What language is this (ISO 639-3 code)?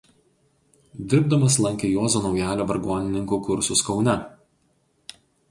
lit